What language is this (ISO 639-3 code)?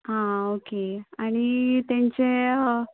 kok